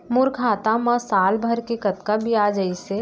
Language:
Chhattisgarhi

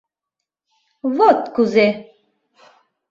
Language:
Mari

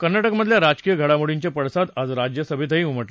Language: Marathi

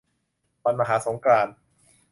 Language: Thai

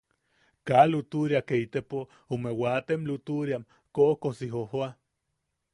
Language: Yaqui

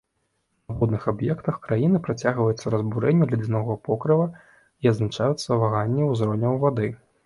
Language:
Belarusian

